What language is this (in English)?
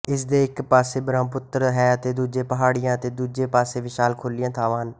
Punjabi